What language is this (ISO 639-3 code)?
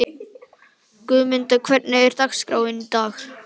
isl